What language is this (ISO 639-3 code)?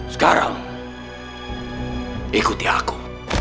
ind